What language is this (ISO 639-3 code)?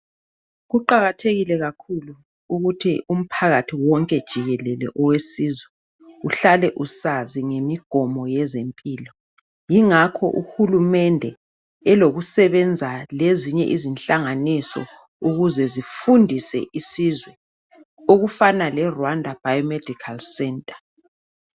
nde